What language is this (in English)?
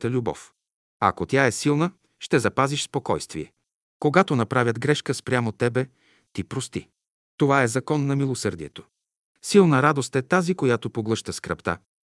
Bulgarian